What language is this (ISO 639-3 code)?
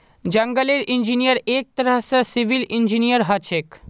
mag